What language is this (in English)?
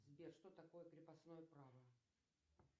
Russian